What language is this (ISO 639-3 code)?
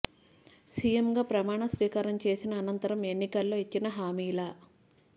tel